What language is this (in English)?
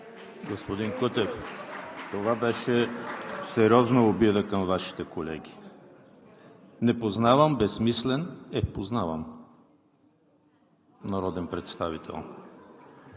Bulgarian